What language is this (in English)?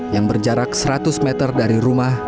Indonesian